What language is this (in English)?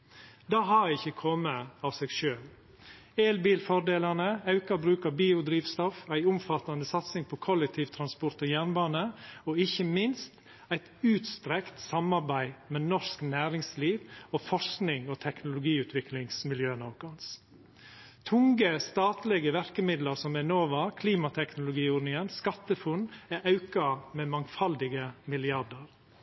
Norwegian Nynorsk